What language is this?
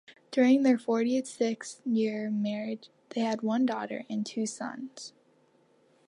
English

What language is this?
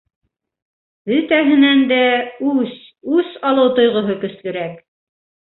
Bashkir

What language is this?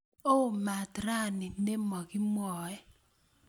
Kalenjin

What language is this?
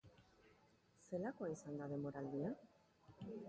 Basque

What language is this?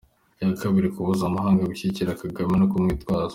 Kinyarwanda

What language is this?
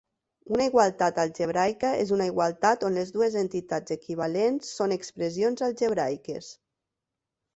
Catalan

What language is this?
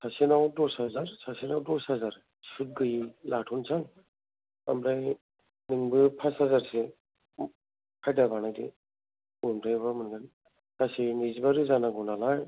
Bodo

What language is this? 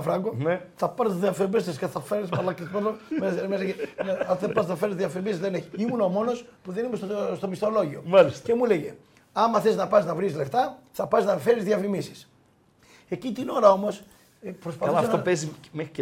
Greek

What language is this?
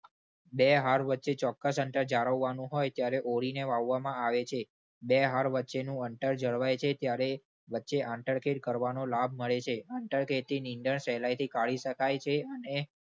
Gujarati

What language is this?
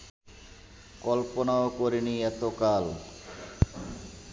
Bangla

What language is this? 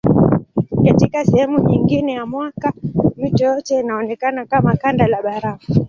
Swahili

